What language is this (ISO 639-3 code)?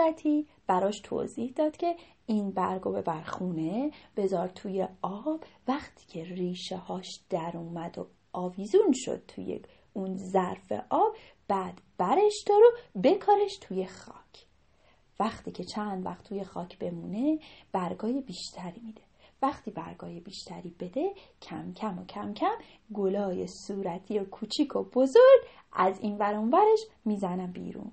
fas